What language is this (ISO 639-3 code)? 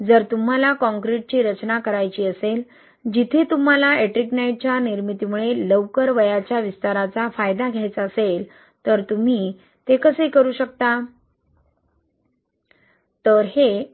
mar